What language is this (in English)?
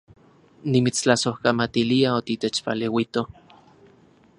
Central Puebla Nahuatl